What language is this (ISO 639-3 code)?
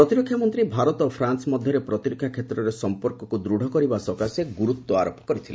ori